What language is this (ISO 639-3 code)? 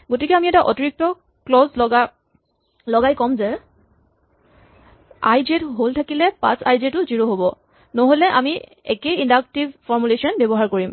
asm